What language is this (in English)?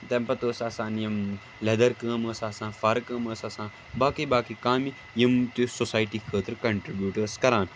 Kashmiri